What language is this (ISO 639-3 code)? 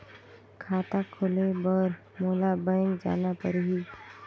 hne